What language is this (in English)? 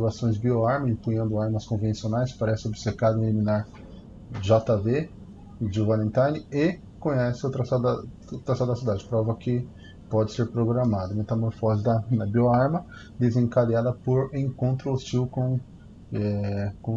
Portuguese